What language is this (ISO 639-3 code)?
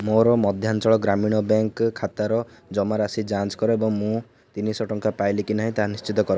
ori